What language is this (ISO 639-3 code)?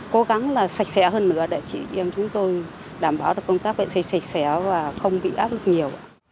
vie